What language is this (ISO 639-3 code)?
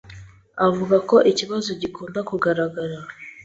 kin